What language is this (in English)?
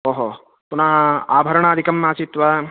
Sanskrit